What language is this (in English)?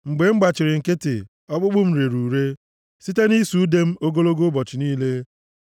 Igbo